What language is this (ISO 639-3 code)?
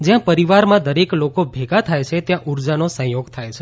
guj